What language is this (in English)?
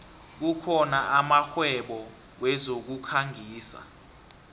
South Ndebele